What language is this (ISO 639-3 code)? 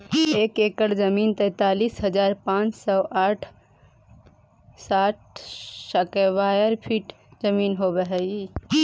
mag